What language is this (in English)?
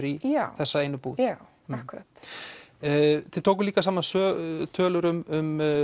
Icelandic